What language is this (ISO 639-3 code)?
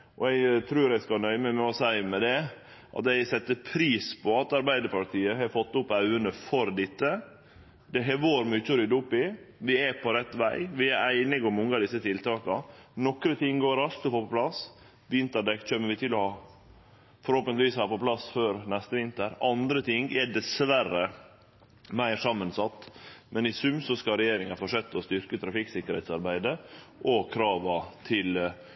nno